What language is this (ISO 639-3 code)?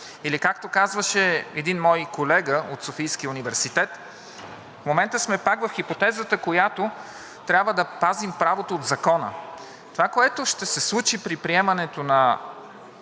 bul